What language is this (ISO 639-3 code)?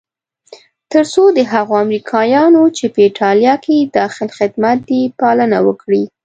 pus